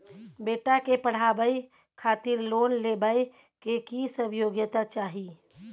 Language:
Maithili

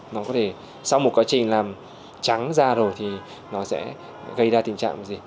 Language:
Vietnamese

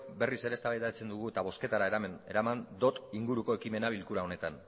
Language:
Basque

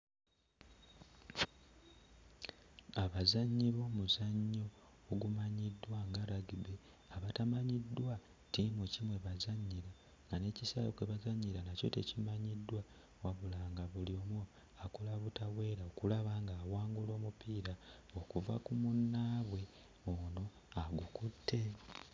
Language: Ganda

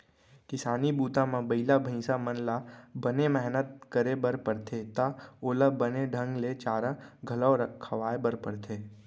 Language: Chhattisgarhi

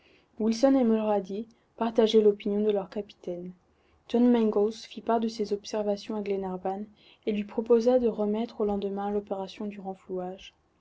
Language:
French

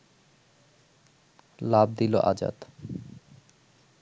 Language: Bangla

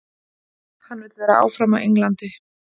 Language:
Icelandic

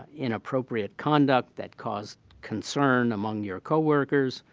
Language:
English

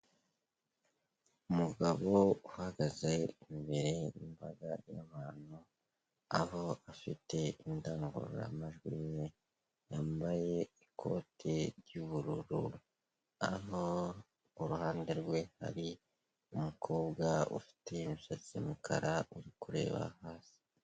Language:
Kinyarwanda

